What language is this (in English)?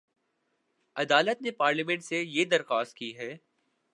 Urdu